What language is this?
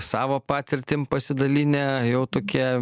Lithuanian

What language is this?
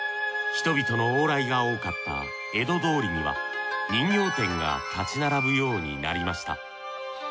Japanese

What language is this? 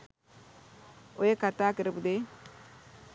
Sinhala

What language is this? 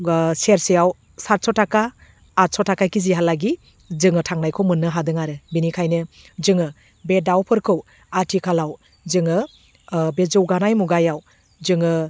Bodo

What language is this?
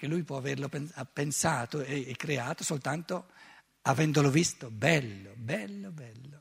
Italian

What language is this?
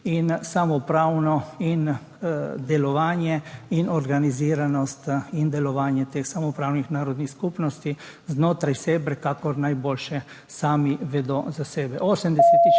Slovenian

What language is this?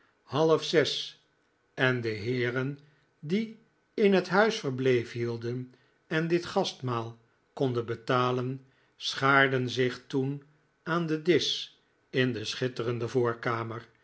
Dutch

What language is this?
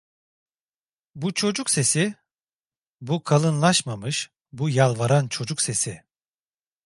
Turkish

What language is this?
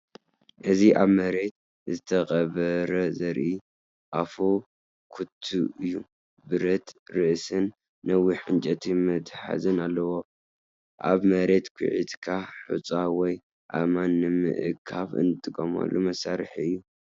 Tigrinya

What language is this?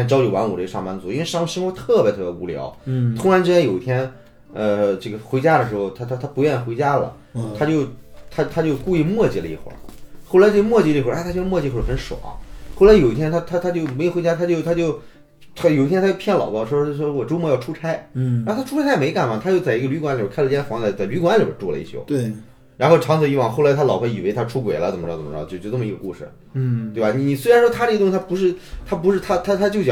Chinese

